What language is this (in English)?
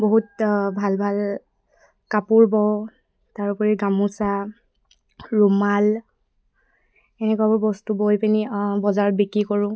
Assamese